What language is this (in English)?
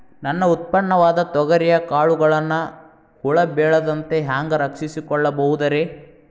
Kannada